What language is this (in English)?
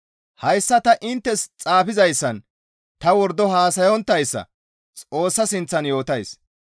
Gamo